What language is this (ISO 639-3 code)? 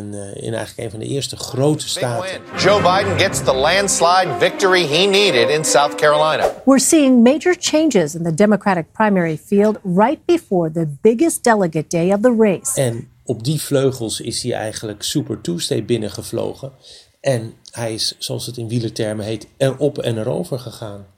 nld